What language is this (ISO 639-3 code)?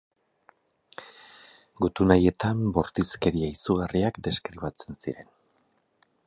eus